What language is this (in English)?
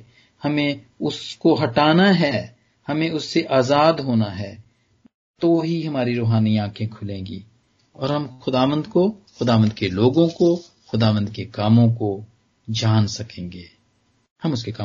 Punjabi